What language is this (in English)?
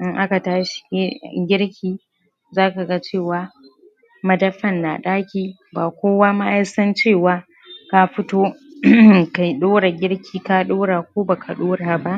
Hausa